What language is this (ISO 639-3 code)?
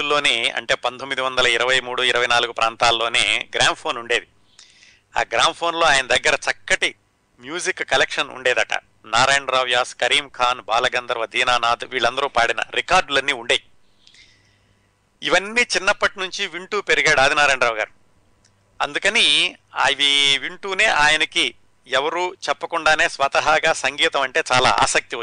tel